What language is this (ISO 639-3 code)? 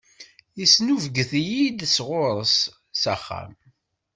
kab